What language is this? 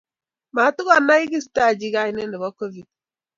Kalenjin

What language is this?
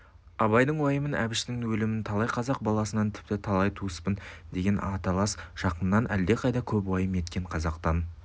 Kazakh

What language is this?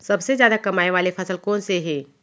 Chhattisgarhi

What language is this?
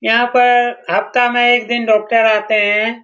Hindi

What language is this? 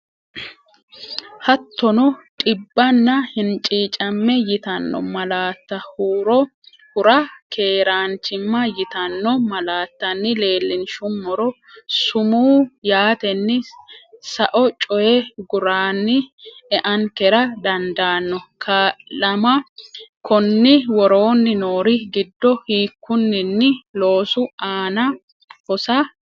Sidamo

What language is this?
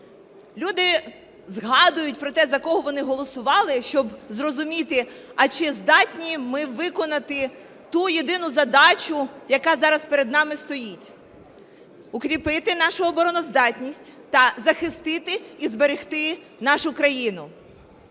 Ukrainian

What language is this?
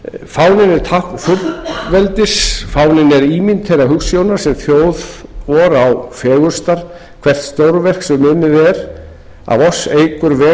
Icelandic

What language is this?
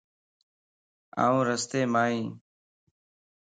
Lasi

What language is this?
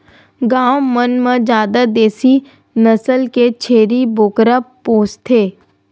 Chhattisgarhi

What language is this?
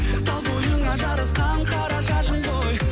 Kazakh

